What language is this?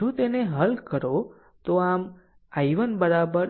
Gujarati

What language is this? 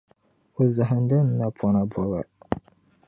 Dagbani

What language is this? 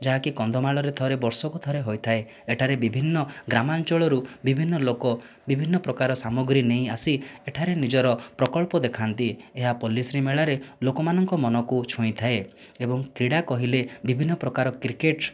Odia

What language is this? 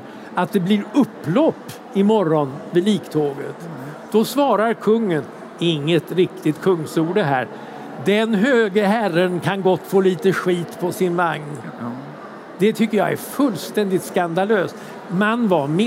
Swedish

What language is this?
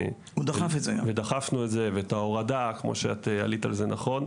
Hebrew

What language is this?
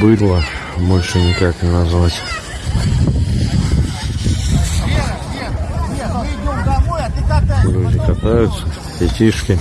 Russian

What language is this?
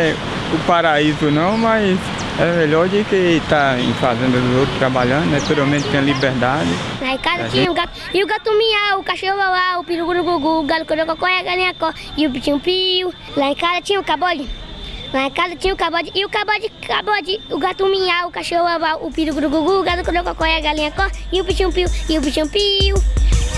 Portuguese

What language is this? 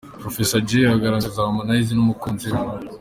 Kinyarwanda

